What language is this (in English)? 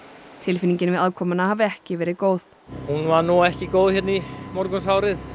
Icelandic